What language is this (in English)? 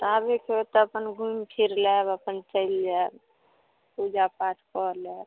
Maithili